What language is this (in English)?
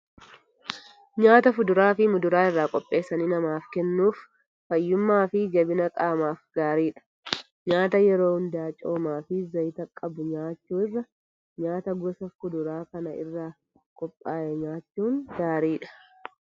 Oromo